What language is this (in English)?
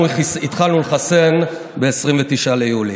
Hebrew